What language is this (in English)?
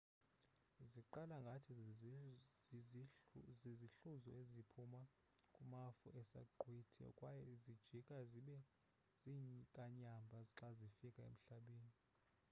Xhosa